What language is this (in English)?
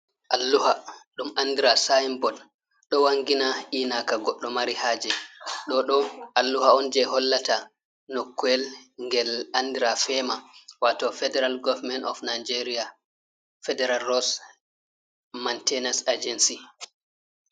Fula